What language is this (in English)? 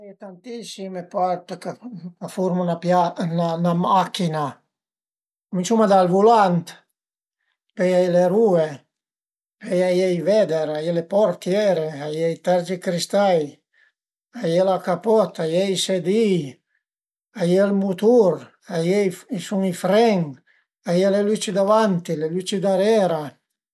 Piedmontese